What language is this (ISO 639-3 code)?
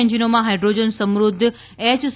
guj